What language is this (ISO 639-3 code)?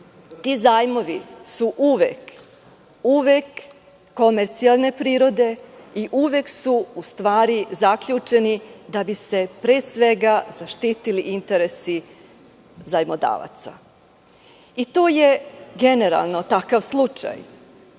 srp